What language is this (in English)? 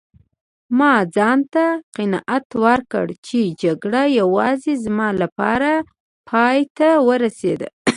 Pashto